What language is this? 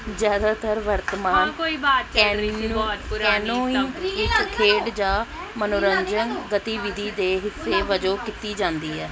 Punjabi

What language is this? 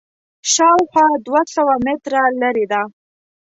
Pashto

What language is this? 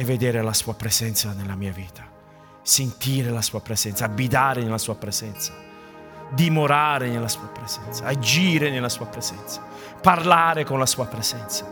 Italian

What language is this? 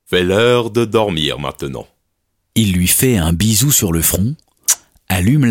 French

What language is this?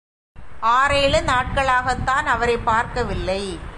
Tamil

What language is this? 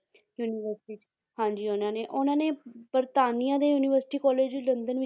Punjabi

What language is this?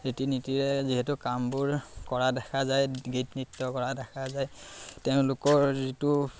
Assamese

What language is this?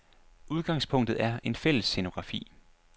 Danish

